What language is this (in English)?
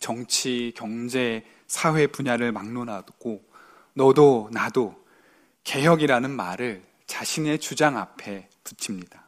Korean